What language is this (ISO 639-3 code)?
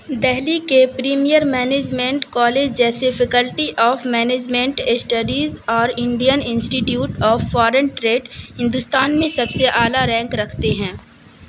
urd